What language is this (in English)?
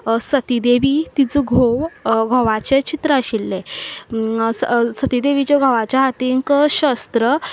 Konkani